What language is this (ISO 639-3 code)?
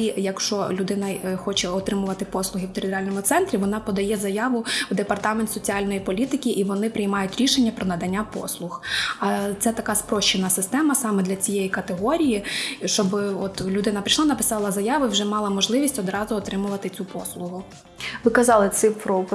ukr